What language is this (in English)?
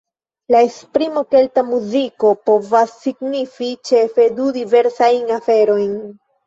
Esperanto